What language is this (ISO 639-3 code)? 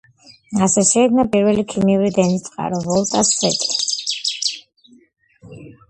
kat